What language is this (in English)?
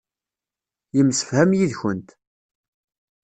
Kabyle